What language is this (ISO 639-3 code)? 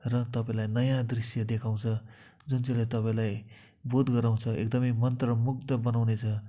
nep